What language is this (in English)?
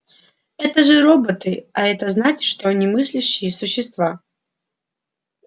Russian